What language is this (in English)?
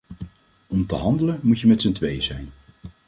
Dutch